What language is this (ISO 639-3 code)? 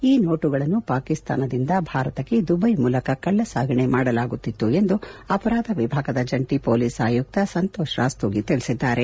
kan